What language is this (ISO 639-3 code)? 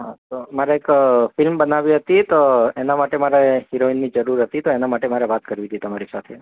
guj